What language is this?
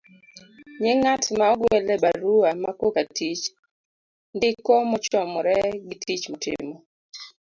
Luo (Kenya and Tanzania)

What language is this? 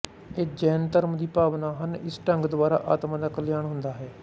Punjabi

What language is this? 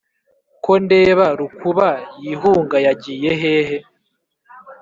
Kinyarwanda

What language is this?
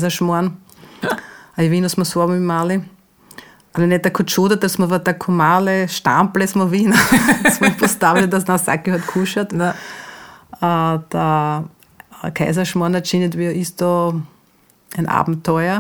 Croatian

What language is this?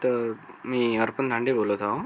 Marathi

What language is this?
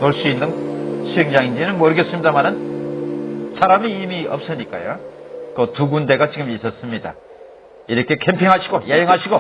Korean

